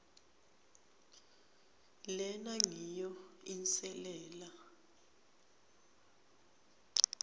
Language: Swati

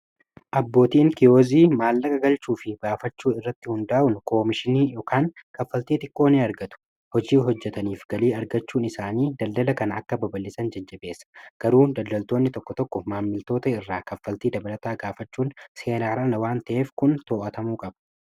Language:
Oromo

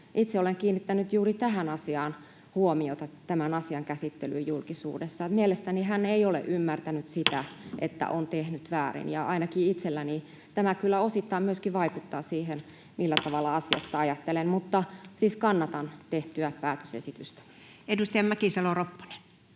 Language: Finnish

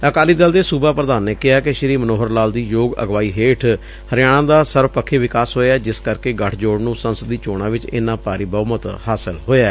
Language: Punjabi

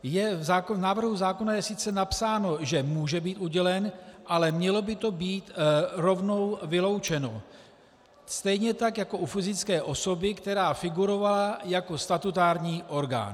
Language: Czech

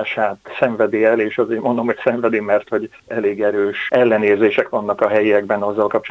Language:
Hungarian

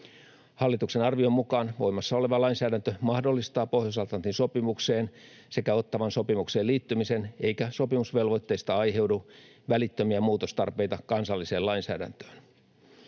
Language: Finnish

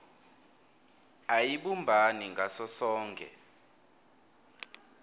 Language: Swati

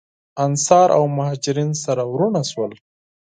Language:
Pashto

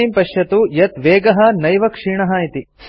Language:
Sanskrit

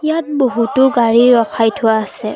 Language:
Assamese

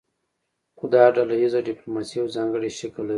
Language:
Pashto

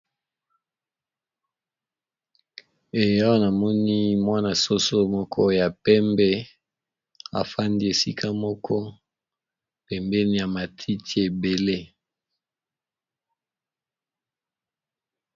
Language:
Lingala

